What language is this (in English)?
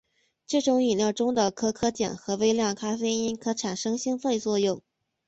Chinese